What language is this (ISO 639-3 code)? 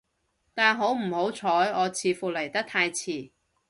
yue